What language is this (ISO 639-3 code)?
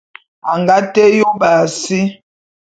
bum